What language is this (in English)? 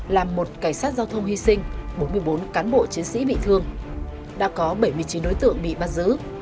Vietnamese